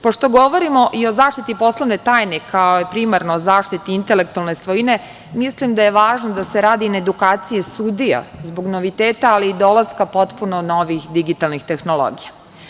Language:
Serbian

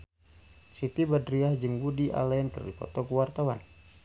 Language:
Sundanese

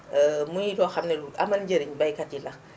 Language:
Wolof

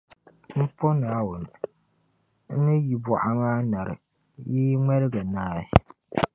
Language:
Dagbani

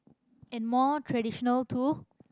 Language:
English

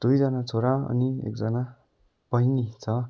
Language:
Nepali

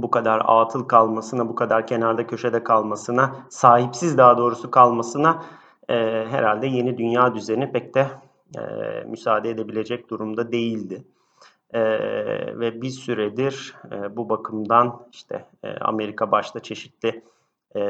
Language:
Turkish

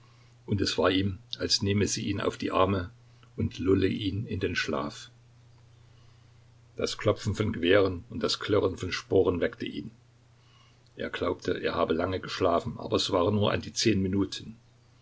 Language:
German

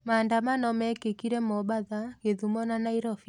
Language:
Kikuyu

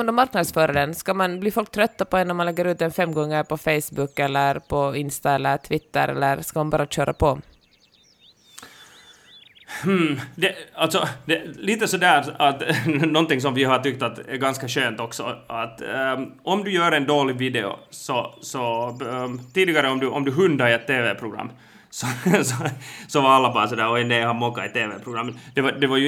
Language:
Swedish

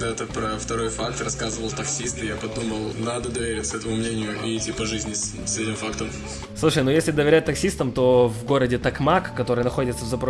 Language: Russian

